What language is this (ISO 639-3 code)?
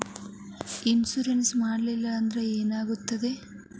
kan